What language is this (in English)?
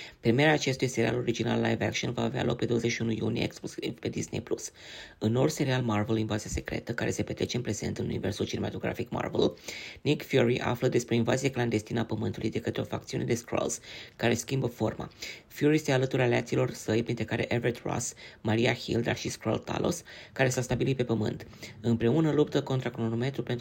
Romanian